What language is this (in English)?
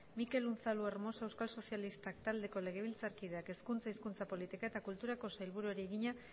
Basque